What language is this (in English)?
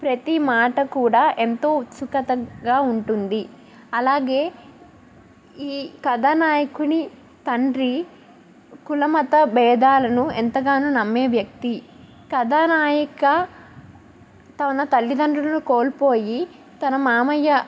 Telugu